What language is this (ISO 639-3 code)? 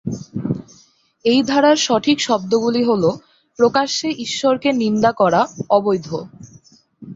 ben